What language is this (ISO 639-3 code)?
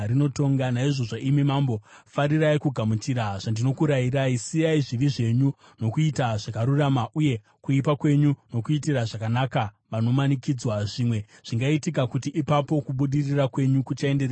sna